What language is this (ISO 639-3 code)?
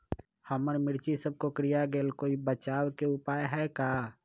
mag